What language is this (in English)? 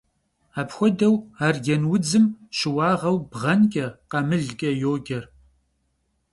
Kabardian